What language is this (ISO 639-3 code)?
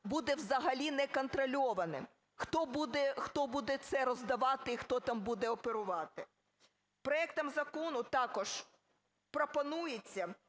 ukr